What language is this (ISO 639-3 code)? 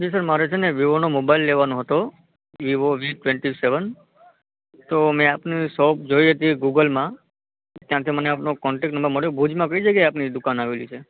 guj